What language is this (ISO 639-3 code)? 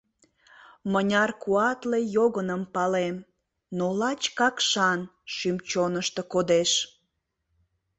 chm